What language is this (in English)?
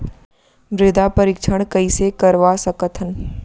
Chhattisgarhi